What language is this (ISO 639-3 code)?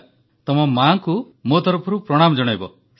ori